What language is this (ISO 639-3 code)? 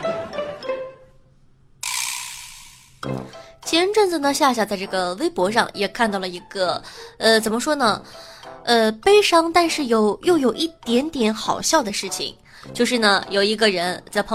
zho